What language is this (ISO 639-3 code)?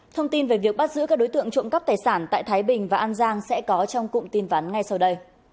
vie